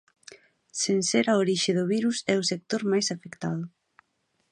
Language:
Galician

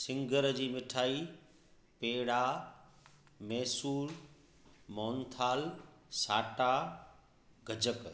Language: Sindhi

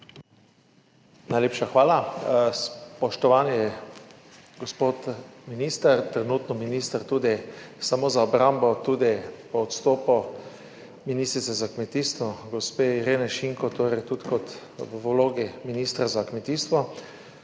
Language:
Slovenian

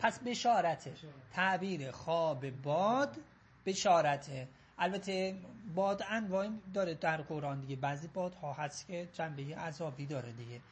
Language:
Persian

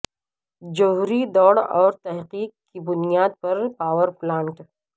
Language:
Urdu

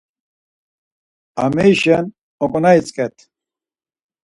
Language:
Laz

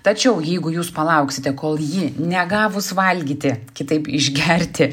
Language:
Lithuanian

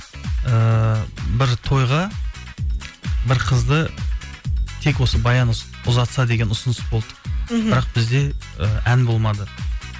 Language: Kazakh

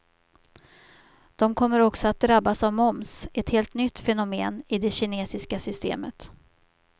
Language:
Swedish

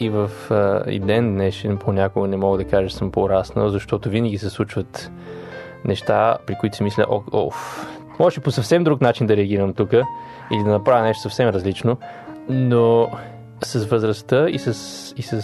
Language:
Bulgarian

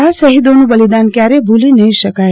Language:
Gujarati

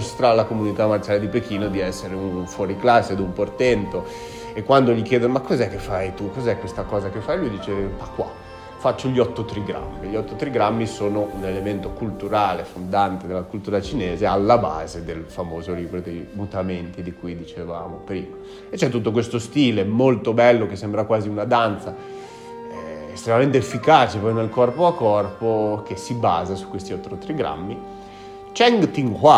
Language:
Italian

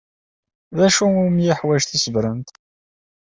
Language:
Kabyle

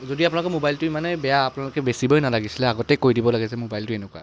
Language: Assamese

